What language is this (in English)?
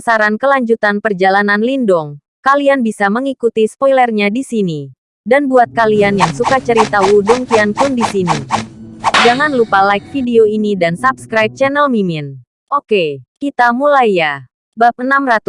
Indonesian